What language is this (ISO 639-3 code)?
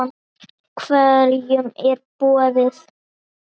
isl